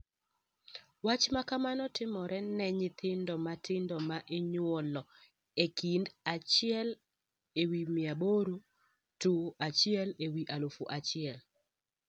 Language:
Luo (Kenya and Tanzania)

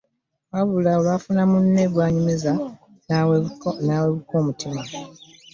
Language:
Ganda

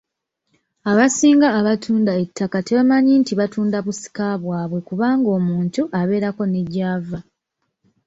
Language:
Ganda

